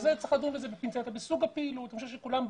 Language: Hebrew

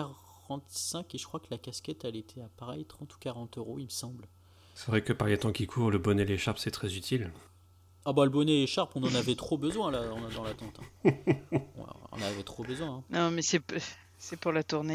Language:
French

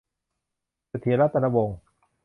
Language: Thai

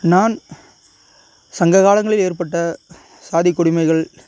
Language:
Tamil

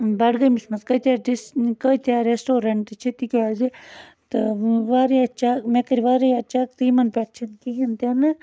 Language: Kashmiri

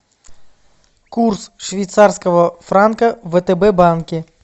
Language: Russian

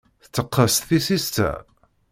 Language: Kabyle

